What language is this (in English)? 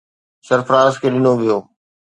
Sindhi